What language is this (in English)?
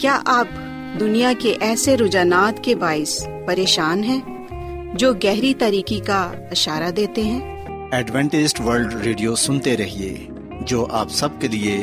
Urdu